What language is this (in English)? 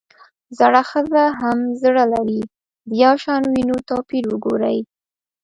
Pashto